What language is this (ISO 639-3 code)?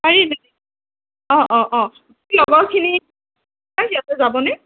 asm